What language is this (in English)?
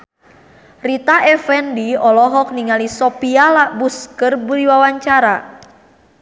Sundanese